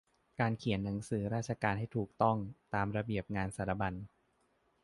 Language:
Thai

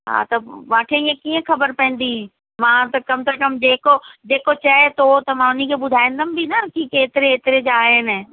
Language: Sindhi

